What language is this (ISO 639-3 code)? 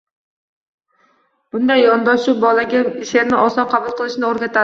uzb